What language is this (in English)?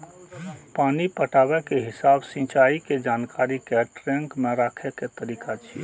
Maithili